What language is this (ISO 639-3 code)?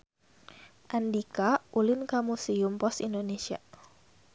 sun